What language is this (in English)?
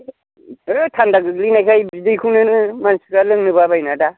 Bodo